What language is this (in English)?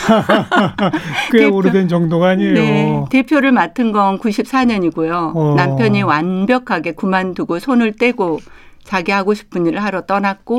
Korean